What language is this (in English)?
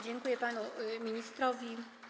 Polish